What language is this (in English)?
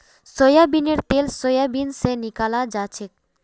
Magahi